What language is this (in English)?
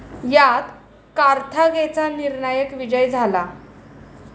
Marathi